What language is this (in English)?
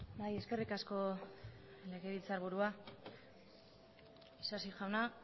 Basque